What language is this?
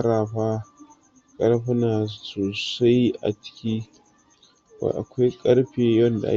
Hausa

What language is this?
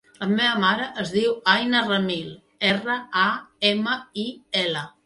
Catalan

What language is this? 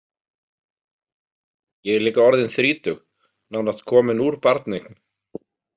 Icelandic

